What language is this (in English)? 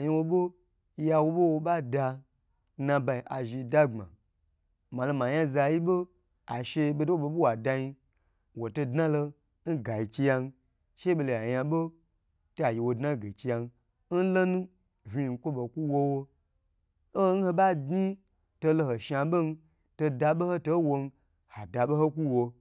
Gbagyi